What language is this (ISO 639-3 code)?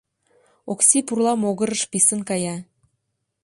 chm